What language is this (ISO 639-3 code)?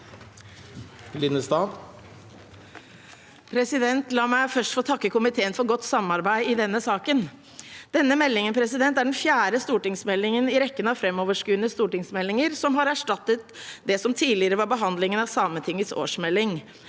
nor